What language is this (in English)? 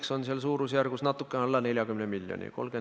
Estonian